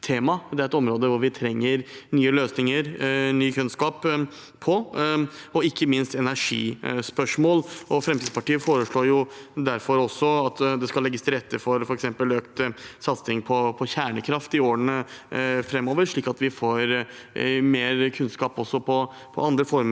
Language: Norwegian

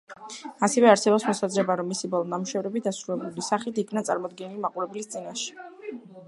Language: Georgian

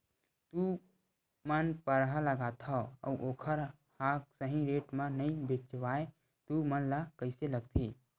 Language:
Chhattisgarhi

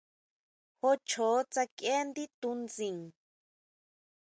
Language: Huautla Mazatec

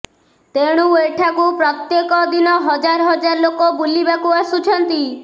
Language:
Odia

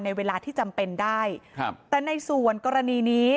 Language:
Thai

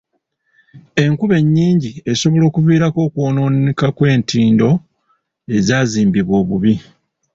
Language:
Ganda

